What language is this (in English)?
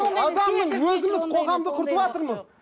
Kazakh